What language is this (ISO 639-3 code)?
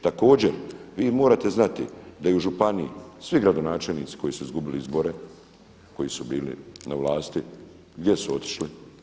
hrv